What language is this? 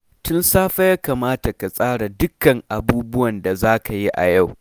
Hausa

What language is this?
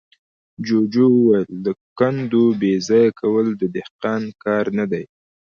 Pashto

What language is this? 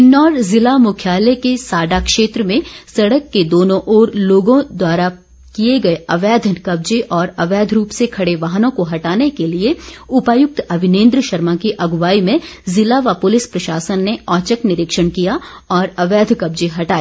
Hindi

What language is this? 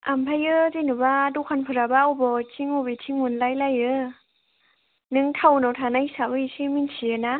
Bodo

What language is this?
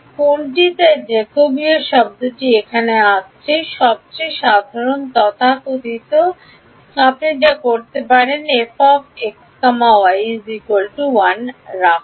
Bangla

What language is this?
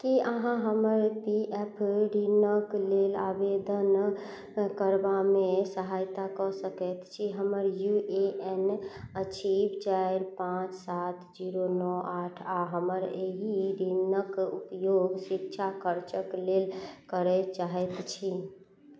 Maithili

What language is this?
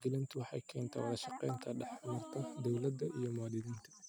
Somali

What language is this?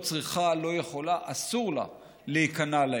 Hebrew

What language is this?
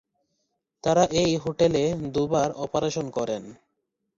Bangla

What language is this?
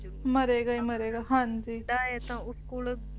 Punjabi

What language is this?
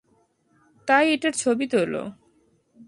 Bangla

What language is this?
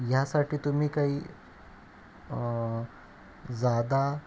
Marathi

